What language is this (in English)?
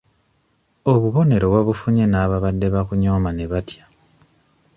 Ganda